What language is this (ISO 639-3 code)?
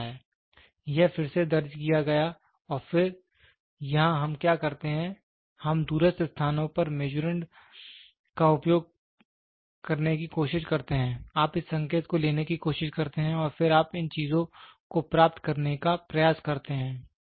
hin